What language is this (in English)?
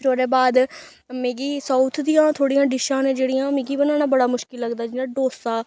Dogri